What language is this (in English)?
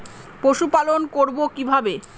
Bangla